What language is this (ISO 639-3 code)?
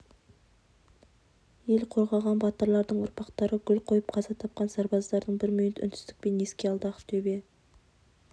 kaz